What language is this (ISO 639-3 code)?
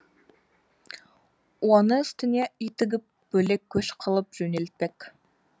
kaz